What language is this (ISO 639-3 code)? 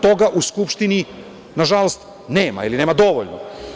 srp